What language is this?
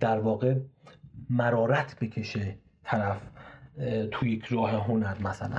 Persian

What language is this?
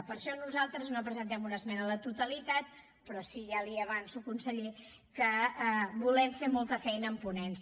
Catalan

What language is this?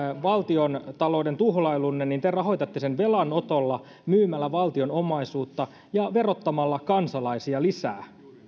Finnish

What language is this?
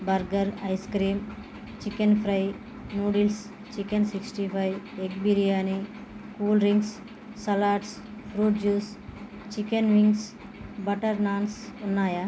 Telugu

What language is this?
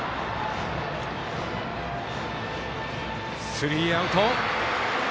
Japanese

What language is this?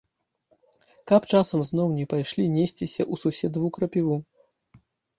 Belarusian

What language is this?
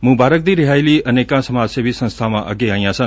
Punjabi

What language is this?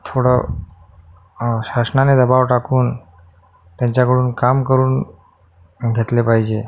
Marathi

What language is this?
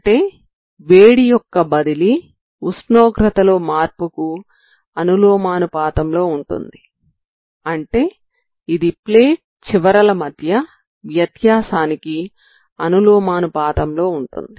Telugu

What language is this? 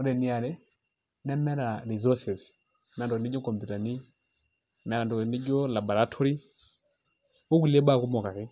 Masai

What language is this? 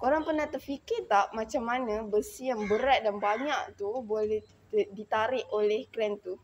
Malay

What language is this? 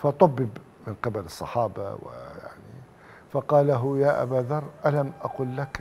Arabic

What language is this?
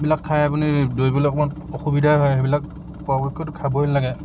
Assamese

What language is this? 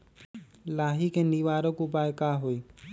Magahi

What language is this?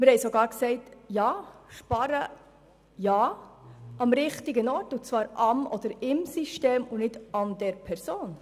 Swiss German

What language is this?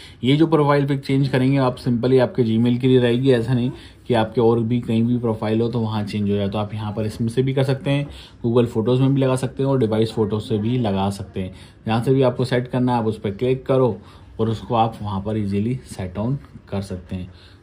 Hindi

